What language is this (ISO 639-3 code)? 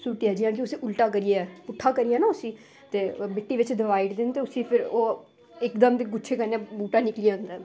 doi